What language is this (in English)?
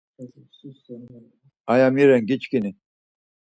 Laz